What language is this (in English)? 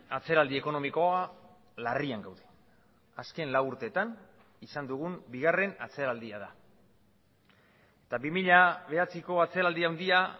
Basque